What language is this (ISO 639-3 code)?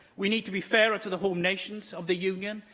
eng